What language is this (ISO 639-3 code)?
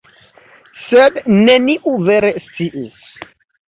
epo